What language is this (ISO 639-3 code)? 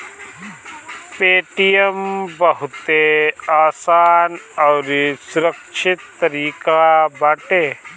bho